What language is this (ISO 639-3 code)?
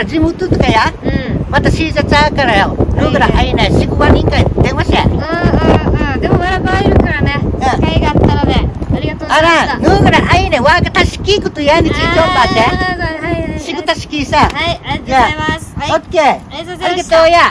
jpn